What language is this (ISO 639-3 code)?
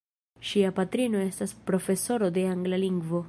epo